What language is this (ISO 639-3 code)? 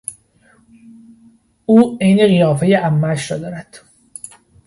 fas